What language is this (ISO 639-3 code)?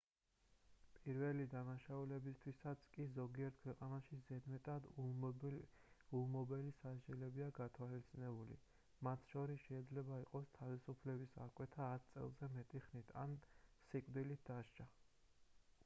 kat